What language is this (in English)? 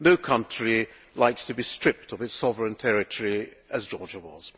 English